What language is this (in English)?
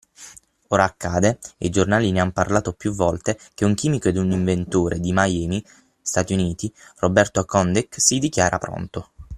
Italian